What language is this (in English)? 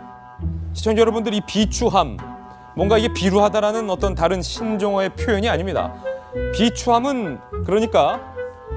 Korean